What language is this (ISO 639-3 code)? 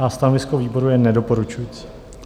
ces